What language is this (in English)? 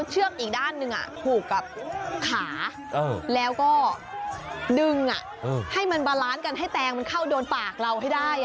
Thai